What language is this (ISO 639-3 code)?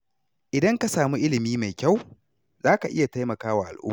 hau